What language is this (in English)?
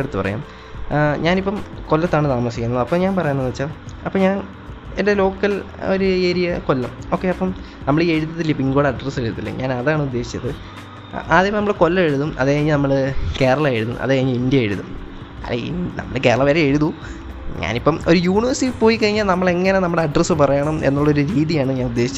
Malayalam